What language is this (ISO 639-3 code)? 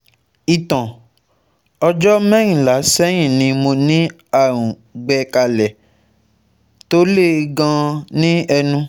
yor